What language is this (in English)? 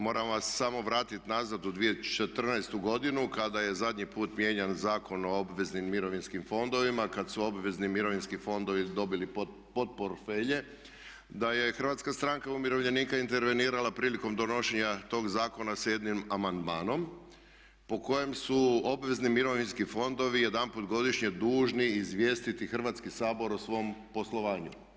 Croatian